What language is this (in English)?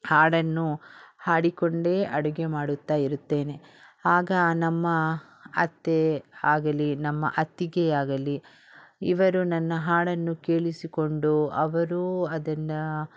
Kannada